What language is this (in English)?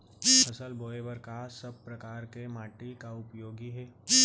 Chhattisgarhi